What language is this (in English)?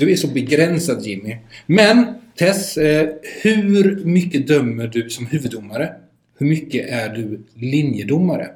Swedish